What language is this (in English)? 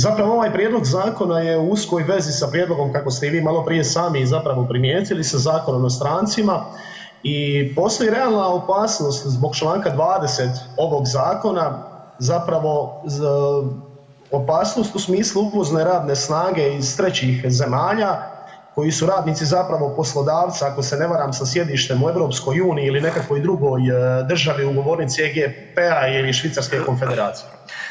Croatian